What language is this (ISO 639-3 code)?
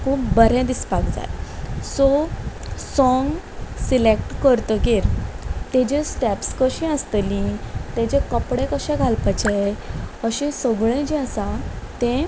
kok